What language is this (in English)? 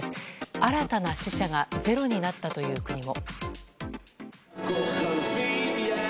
Japanese